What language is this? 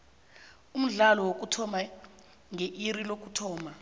South Ndebele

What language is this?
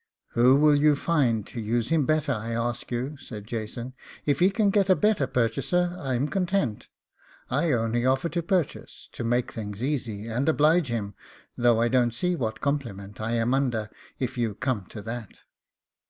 English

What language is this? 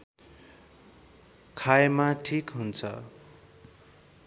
Nepali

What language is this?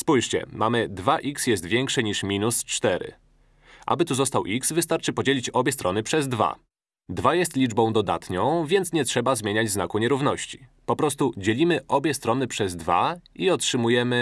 Polish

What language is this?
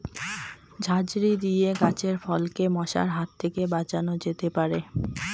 Bangla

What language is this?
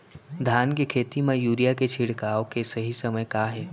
Chhattisgarhi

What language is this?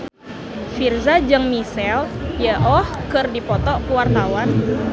Sundanese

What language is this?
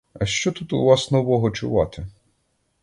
Ukrainian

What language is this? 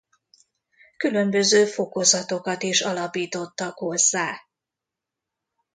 Hungarian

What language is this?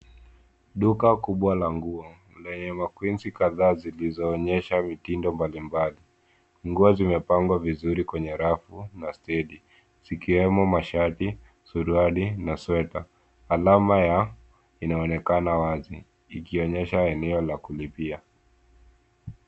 Swahili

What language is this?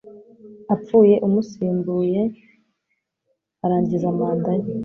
Kinyarwanda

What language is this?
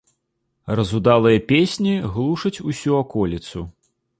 Belarusian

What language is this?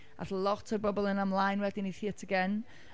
Welsh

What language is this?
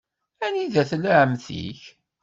Kabyle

